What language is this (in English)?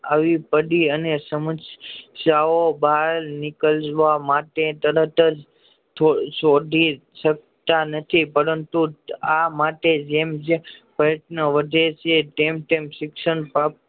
Gujarati